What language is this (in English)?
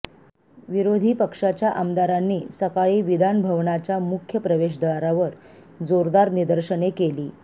Marathi